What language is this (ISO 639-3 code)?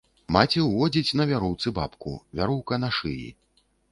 bel